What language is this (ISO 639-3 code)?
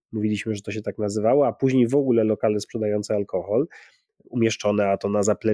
pol